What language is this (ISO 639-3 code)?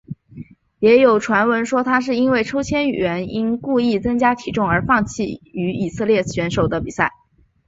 zho